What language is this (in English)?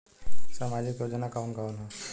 Bhojpuri